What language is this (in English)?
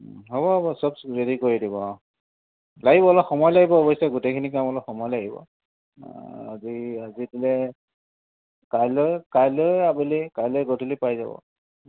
Assamese